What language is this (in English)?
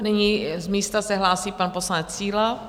Czech